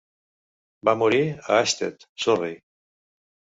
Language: Catalan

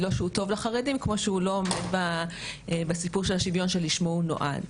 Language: Hebrew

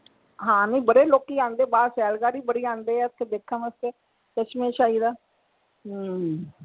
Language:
Punjabi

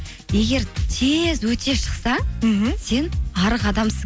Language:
Kazakh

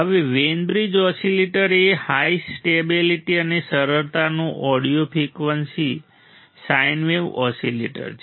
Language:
Gujarati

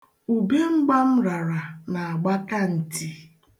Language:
Igbo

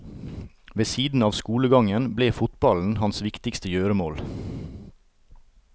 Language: Norwegian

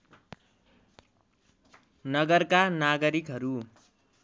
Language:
Nepali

